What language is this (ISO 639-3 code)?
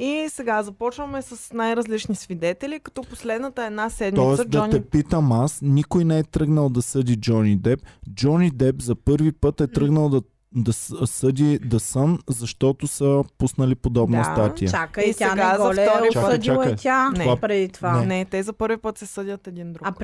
bul